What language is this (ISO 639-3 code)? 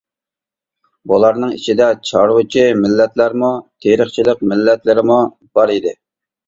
uig